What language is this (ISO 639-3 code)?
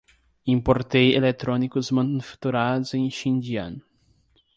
por